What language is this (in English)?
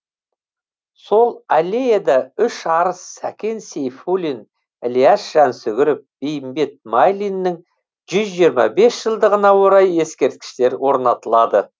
Kazakh